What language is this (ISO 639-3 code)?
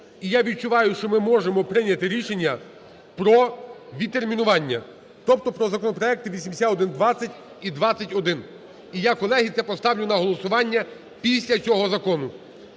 ukr